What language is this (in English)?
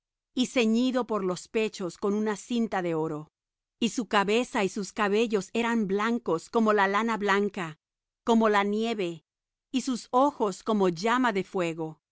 Spanish